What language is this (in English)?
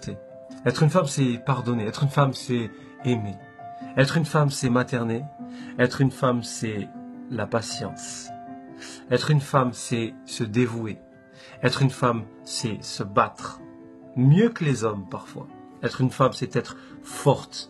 French